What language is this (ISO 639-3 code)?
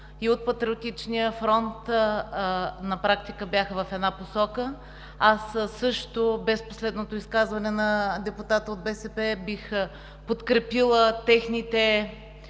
bul